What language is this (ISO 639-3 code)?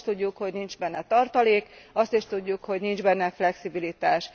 hun